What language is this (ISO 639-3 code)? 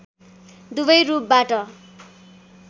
nep